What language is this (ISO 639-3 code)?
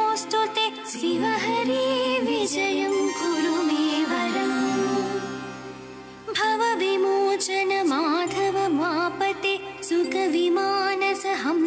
kan